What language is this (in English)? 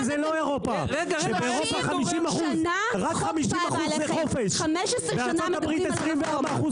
Hebrew